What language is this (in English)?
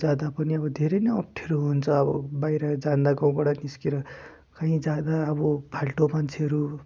Nepali